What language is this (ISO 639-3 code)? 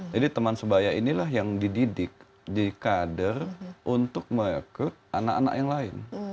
ind